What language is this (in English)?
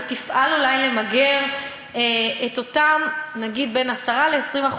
Hebrew